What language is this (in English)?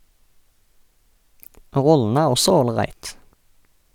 Norwegian